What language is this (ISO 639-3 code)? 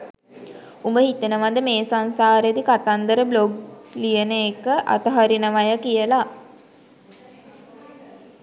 sin